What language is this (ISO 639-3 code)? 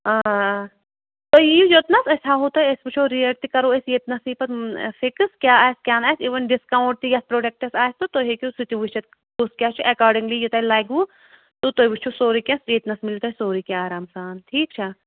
kas